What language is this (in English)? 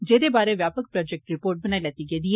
Dogri